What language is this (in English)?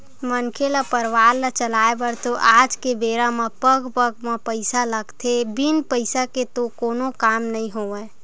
Chhattisgarhi